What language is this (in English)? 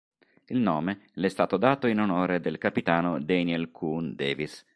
Italian